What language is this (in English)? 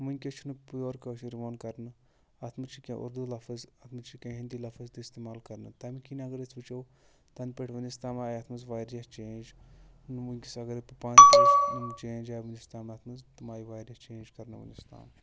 Kashmiri